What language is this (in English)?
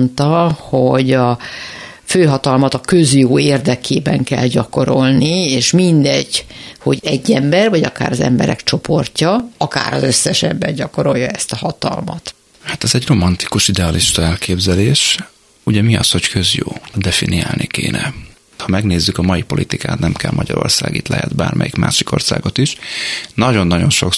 Hungarian